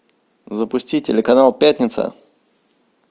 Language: Russian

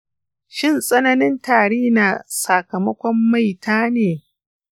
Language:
Hausa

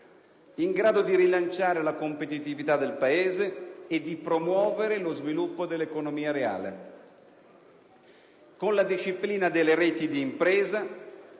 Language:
Italian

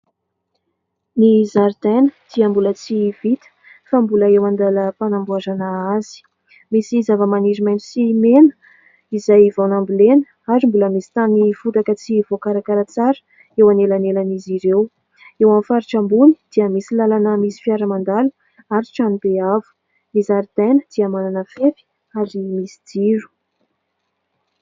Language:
Malagasy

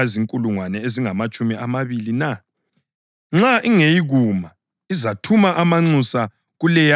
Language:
North Ndebele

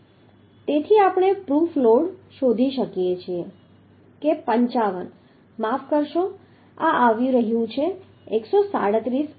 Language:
Gujarati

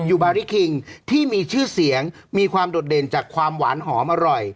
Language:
Thai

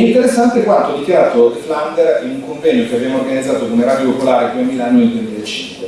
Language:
Italian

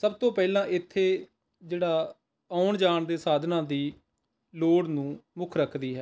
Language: Punjabi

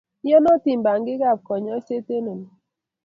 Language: Kalenjin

